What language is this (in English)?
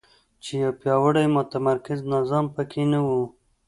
Pashto